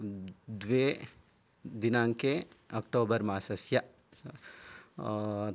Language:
Sanskrit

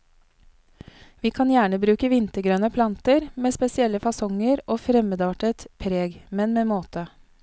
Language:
Norwegian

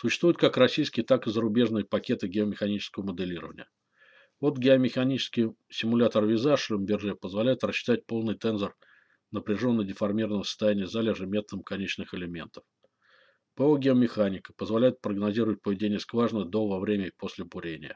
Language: Russian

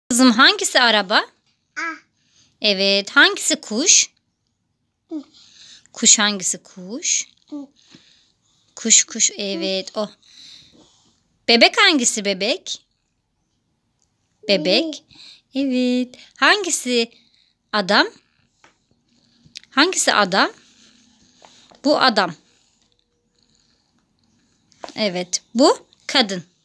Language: Turkish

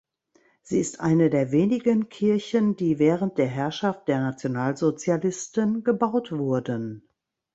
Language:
German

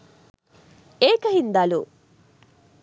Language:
Sinhala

